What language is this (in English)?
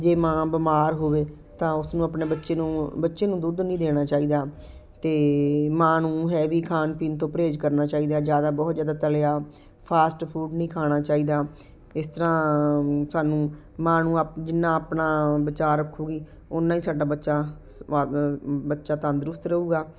Punjabi